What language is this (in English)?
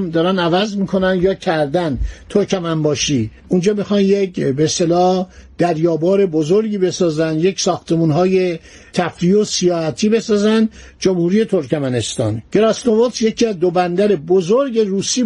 Persian